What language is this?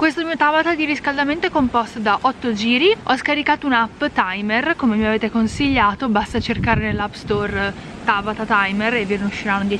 Italian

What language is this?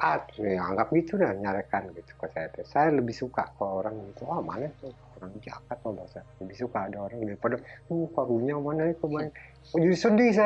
Indonesian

